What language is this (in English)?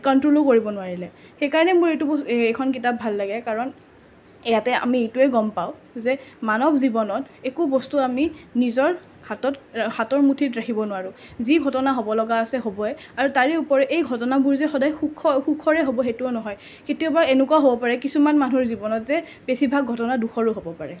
Assamese